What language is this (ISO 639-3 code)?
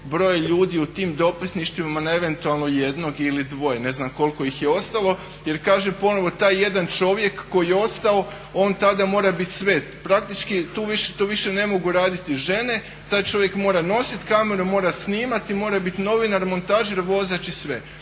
hrv